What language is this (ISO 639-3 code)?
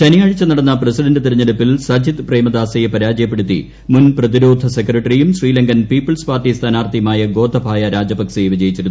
mal